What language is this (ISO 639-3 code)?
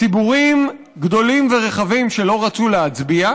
heb